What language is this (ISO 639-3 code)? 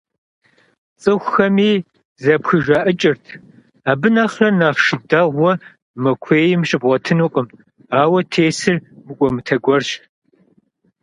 kbd